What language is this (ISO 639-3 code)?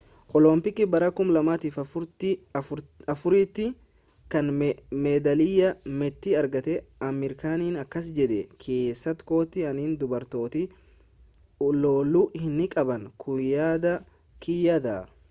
orm